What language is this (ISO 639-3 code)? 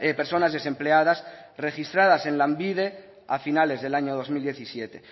spa